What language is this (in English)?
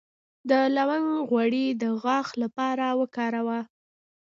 Pashto